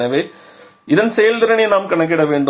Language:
Tamil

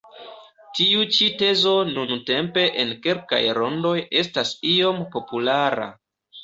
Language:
Esperanto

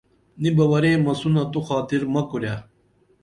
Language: Dameli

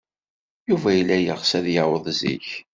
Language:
Kabyle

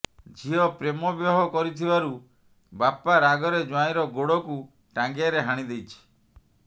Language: Odia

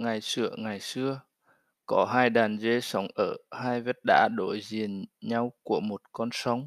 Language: Vietnamese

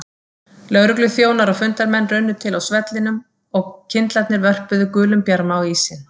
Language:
Icelandic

